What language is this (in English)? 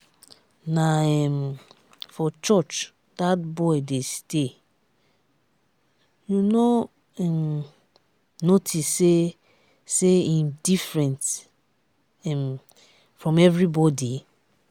Nigerian Pidgin